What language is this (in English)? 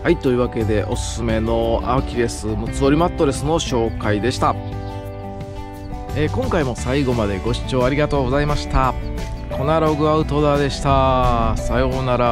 Japanese